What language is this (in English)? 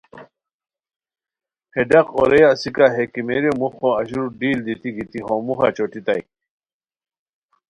Khowar